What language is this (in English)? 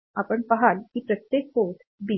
Marathi